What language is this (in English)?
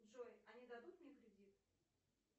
Russian